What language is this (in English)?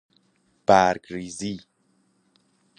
Persian